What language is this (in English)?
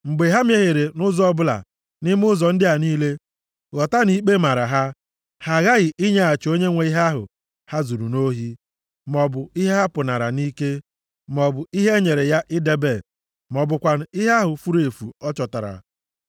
Igbo